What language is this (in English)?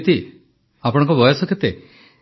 Odia